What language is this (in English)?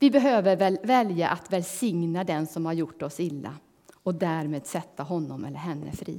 Swedish